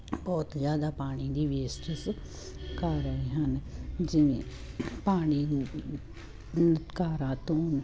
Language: Punjabi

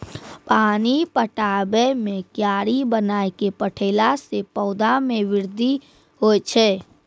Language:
Maithili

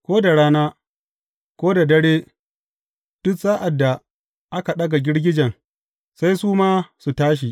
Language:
Hausa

